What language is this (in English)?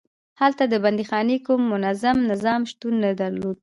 Pashto